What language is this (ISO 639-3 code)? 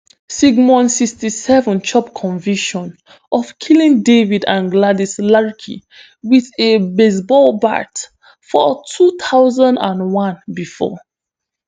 pcm